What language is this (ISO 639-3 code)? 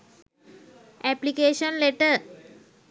sin